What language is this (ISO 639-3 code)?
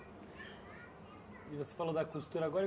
por